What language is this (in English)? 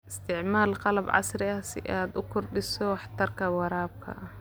Somali